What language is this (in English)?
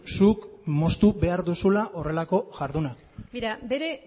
Basque